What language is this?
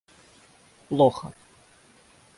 Russian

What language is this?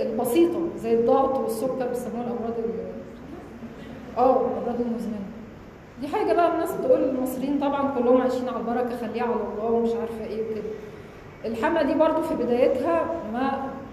Arabic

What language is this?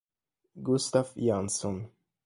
Italian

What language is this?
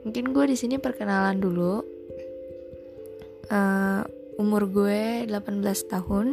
Indonesian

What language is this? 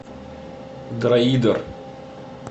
Russian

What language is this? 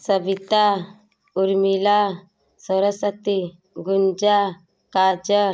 Hindi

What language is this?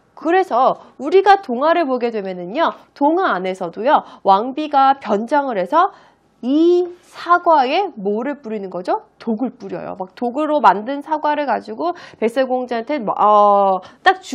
Korean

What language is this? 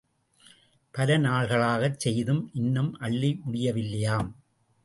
Tamil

